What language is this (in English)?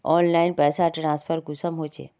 Magahi